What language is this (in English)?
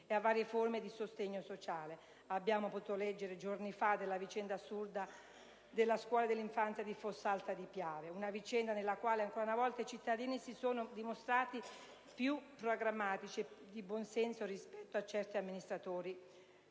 Italian